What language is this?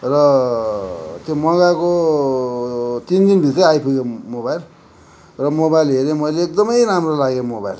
Nepali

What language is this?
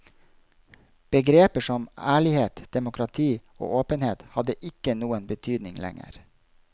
Norwegian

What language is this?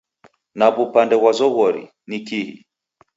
Taita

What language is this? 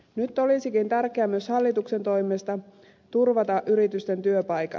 Finnish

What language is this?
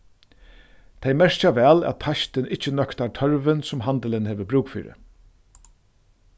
Faroese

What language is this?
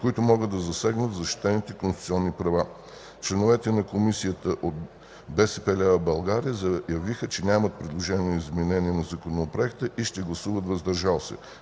Bulgarian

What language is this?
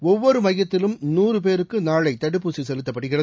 Tamil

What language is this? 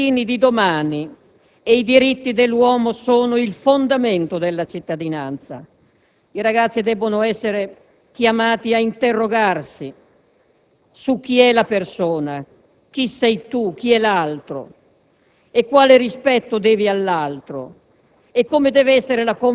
Italian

